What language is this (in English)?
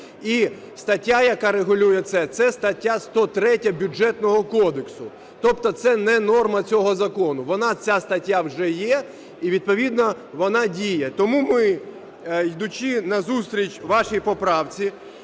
Ukrainian